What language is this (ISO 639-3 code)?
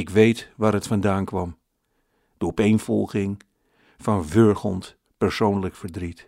nld